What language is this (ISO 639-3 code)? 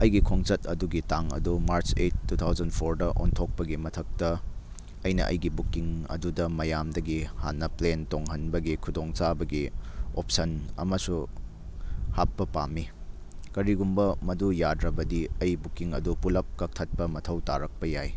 mni